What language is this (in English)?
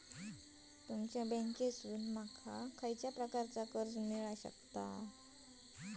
Marathi